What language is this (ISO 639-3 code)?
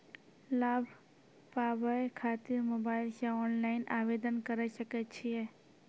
mai